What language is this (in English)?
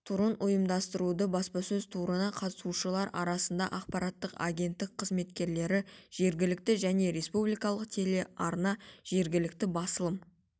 Kazakh